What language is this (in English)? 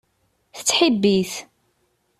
Kabyle